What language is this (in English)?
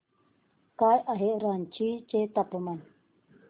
Marathi